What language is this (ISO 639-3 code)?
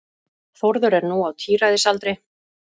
isl